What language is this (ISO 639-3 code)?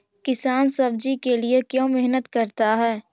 mag